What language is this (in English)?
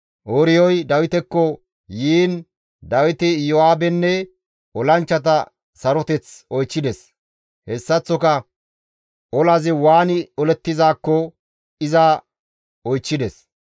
Gamo